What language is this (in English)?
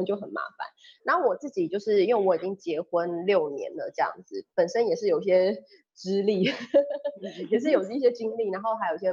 Chinese